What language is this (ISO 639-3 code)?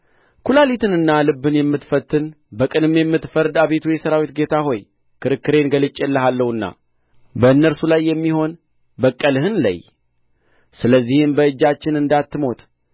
amh